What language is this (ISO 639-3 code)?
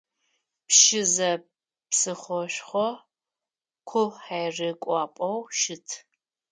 ady